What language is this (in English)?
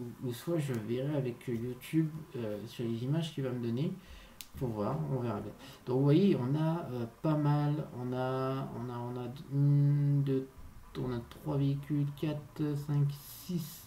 French